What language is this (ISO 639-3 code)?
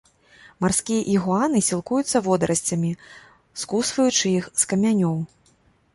bel